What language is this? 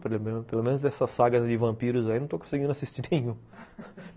Portuguese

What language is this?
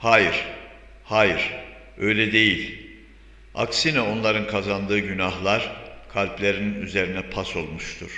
Turkish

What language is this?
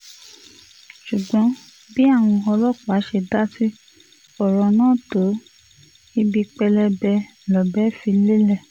Yoruba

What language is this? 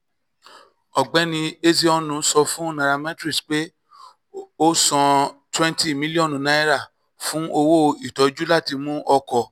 Yoruba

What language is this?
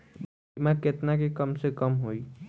Bhojpuri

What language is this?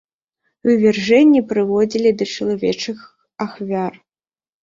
Belarusian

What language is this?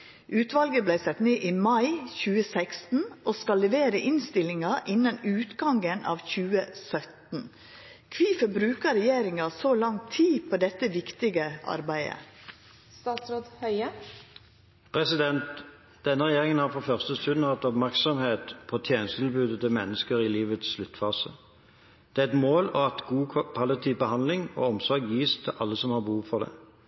Norwegian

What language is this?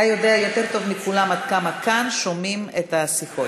Hebrew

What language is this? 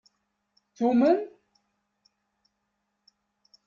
Kabyle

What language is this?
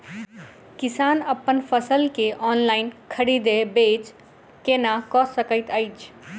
Maithili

